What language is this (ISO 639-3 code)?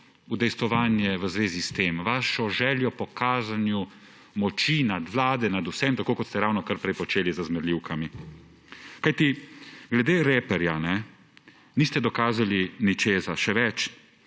slv